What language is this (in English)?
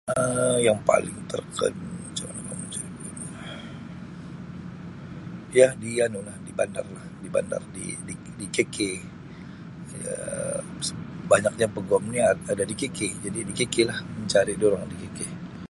Sabah Malay